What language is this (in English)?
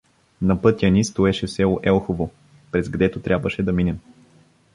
Bulgarian